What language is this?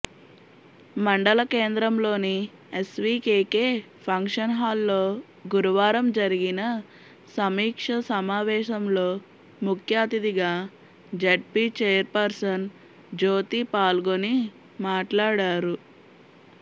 Telugu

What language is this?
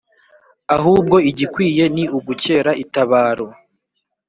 Kinyarwanda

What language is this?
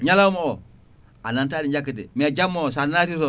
Fula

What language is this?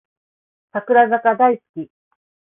Japanese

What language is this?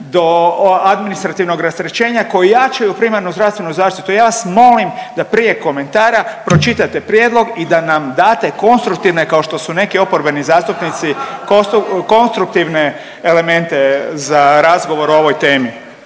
Croatian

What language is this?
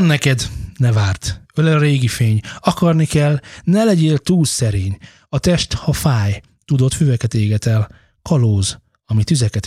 Hungarian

